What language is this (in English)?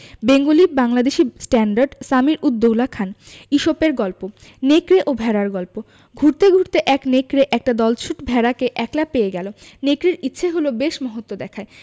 Bangla